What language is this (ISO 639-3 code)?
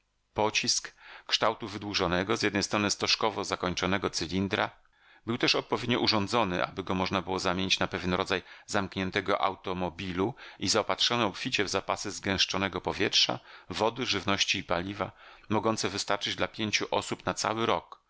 pol